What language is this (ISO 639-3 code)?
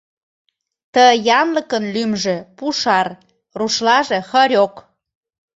chm